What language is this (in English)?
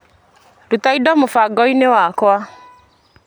Kikuyu